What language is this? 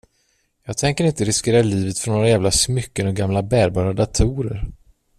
Swedish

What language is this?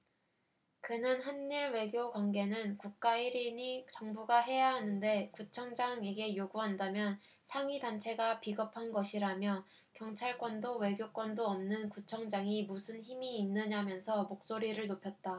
Korean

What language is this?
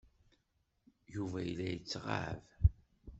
Kabyle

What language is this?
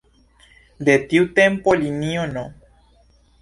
Esperanto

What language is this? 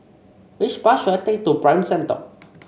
English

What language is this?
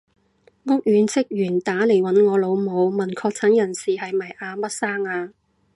Cantonese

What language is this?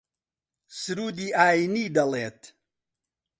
Central Kurdish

